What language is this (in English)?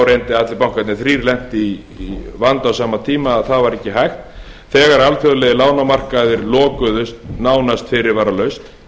Icelandic